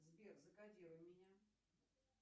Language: Russian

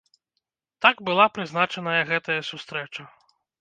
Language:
Belarusian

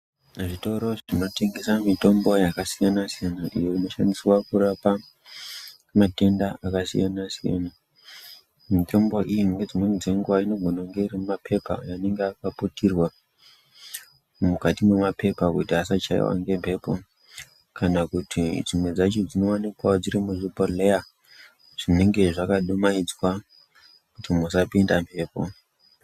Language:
Ndau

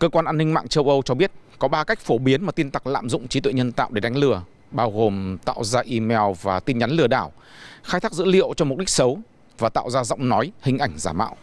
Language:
Vietnamese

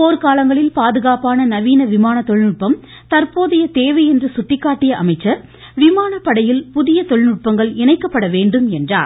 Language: Tamil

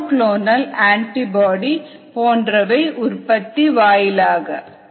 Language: Tamil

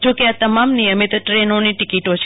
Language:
Gujarati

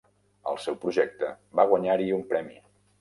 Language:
Catalan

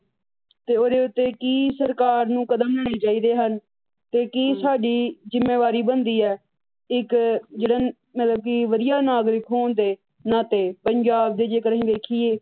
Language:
Punjabi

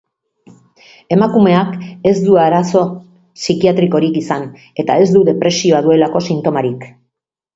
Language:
Basque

